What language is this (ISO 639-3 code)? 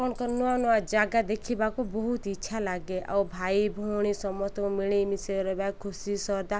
ori